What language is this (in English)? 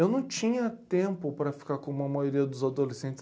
Portuguese